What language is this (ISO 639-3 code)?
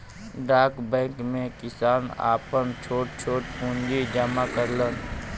bho